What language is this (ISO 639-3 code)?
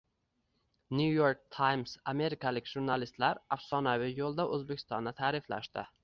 uzb